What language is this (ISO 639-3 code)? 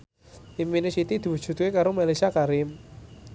jav